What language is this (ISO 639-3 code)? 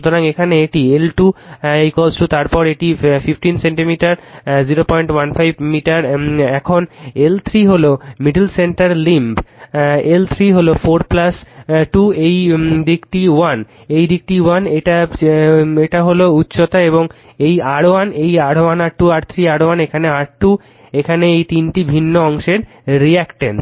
ben